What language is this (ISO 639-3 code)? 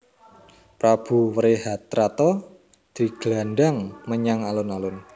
jav